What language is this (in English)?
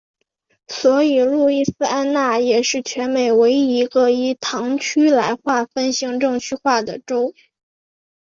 Chinese